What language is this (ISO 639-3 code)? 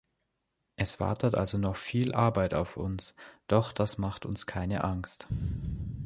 deu